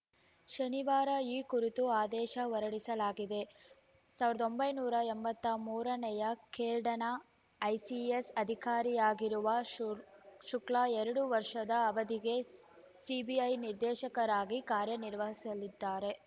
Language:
Kannada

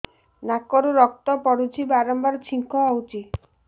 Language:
Odia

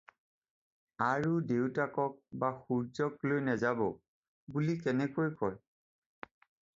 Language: Assamese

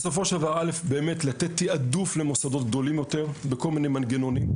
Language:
Hebrew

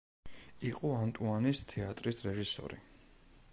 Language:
Georgian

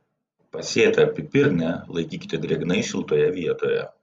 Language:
Lithuanian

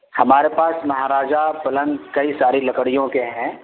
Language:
Urdu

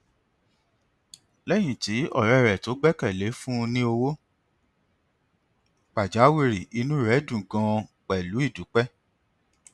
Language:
Yoruba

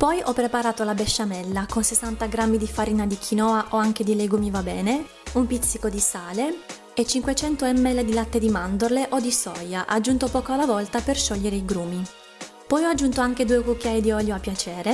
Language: Italian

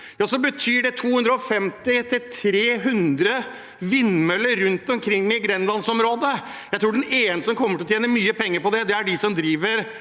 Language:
Norwegian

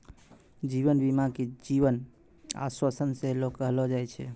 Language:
Maithili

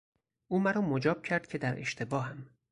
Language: Persian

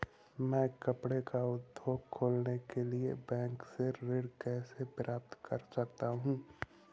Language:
Hindi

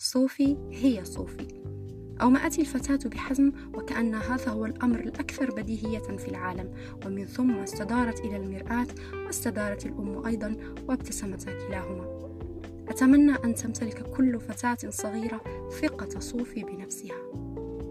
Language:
Arabic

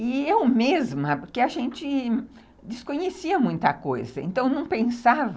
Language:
Portuguese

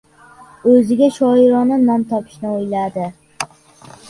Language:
Uzbek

